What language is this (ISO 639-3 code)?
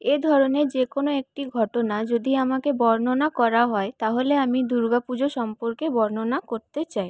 ben